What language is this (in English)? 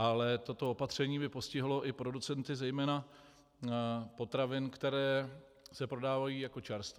Czech